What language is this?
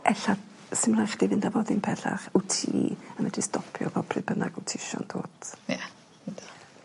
Welsh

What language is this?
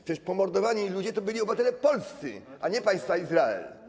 Polish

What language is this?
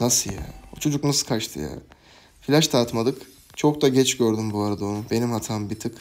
Turkish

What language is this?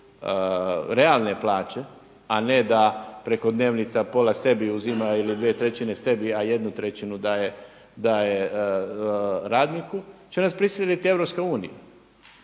Croatian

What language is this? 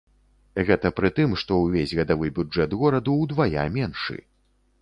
Belarusian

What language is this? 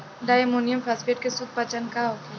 Bhojpuri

